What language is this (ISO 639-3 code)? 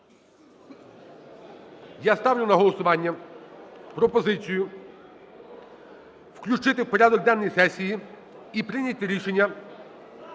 ukr